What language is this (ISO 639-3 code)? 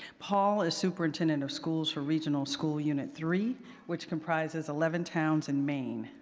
eng